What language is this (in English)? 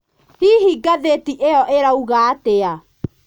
Kikuyu